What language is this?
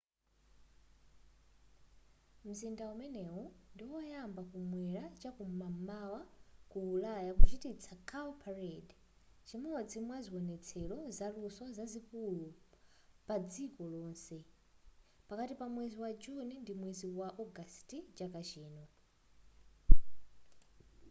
Nyanja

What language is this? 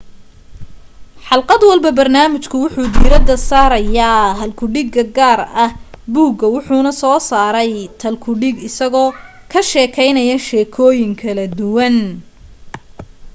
Somali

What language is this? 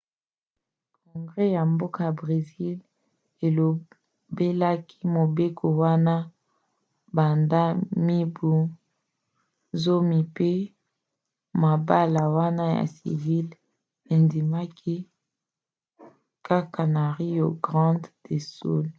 Lingala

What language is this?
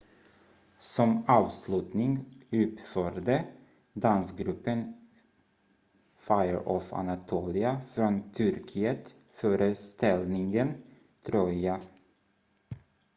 Swedish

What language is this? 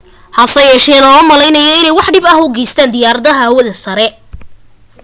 Somali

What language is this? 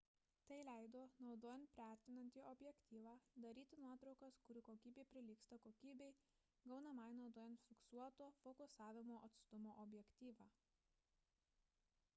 Lithuanian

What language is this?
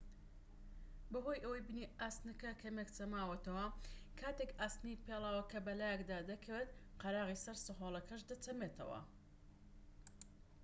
Central Kurdish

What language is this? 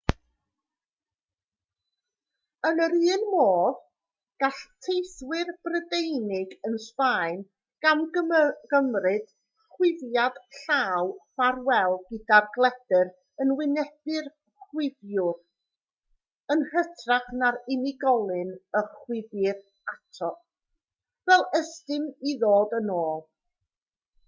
Welsh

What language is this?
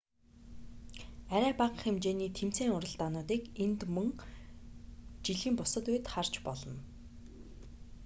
Mongolian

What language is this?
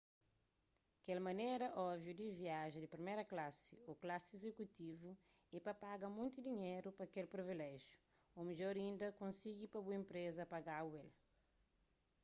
Kabuverdianu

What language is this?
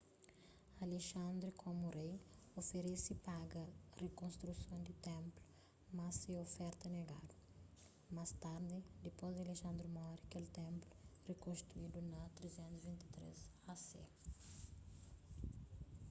Kabuverdianu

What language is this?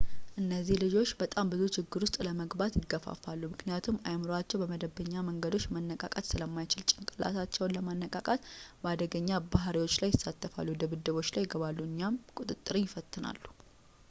Amharic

